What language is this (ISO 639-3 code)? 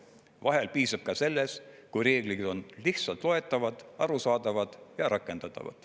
est